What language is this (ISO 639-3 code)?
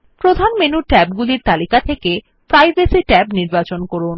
ben